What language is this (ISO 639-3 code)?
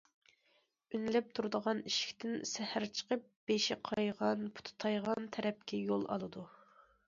uig